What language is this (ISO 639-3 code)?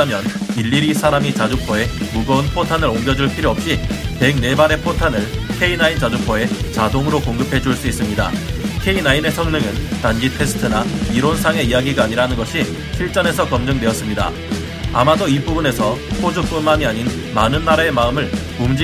kor